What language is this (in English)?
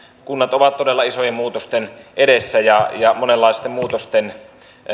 Finnish